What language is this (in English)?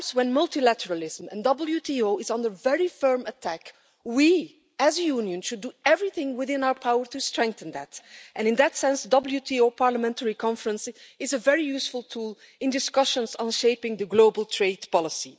English